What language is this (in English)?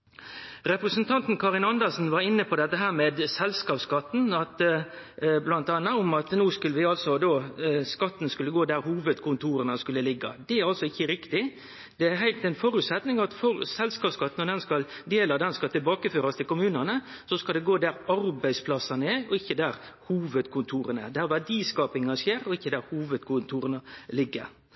Norwegian Nynorsk